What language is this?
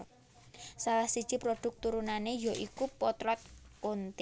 Javanese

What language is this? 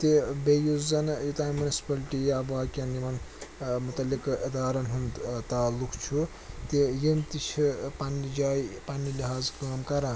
Kashmiri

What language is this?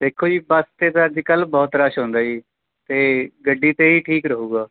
Punjabi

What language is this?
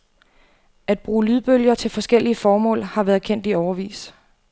Danish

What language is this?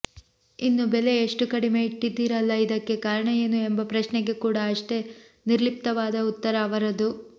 Kannada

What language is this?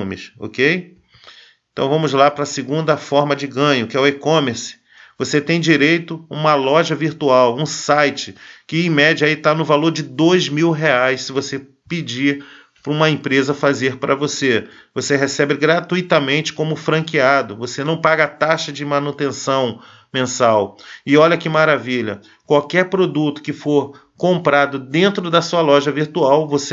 Portuguese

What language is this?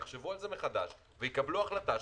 Hebrew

